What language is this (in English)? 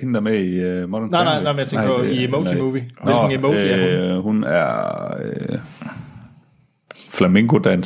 Danish